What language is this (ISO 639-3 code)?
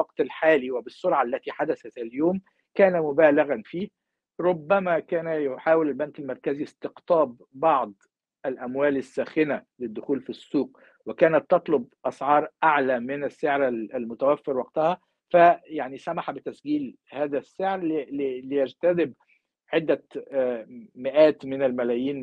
ara